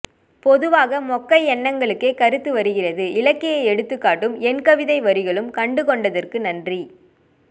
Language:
Tamil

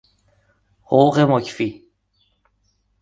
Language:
Persian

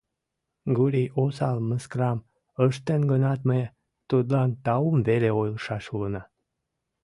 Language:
Mari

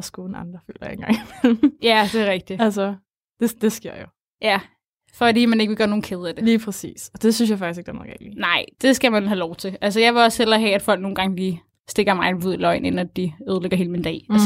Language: Danish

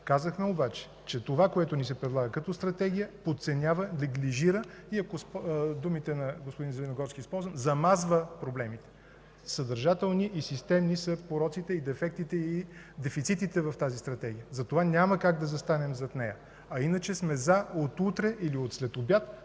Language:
Bulgarian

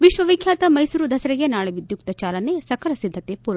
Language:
Kannada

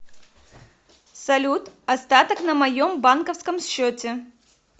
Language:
Russian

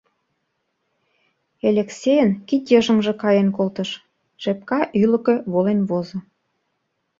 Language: Mari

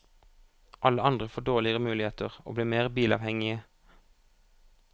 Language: Norwegian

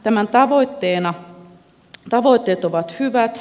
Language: Finnish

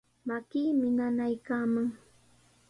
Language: Sihuas Ancash Quechua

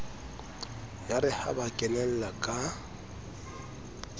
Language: Southern Sotho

